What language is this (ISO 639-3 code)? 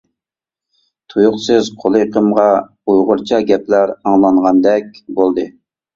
uig